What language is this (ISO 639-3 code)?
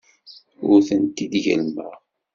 kab